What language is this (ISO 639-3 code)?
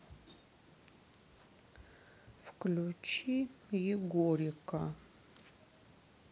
rus